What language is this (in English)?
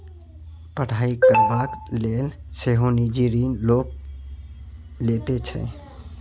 Maithili